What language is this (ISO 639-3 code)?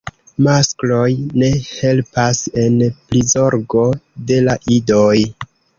epo